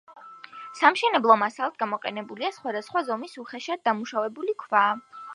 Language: Georgian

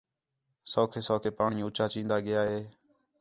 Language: Khetrani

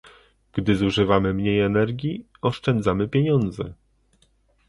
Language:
Polish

